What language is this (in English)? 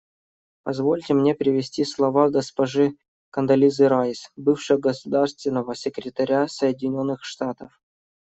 Russian